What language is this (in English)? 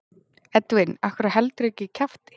Icelandic